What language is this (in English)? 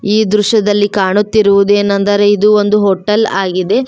Kannada